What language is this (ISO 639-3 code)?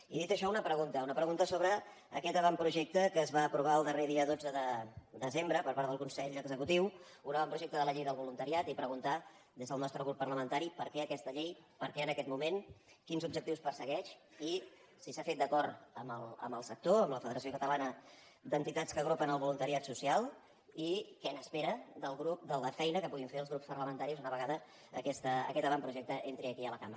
cat